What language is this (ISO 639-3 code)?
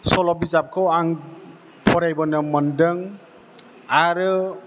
brx